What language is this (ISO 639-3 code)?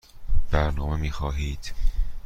fas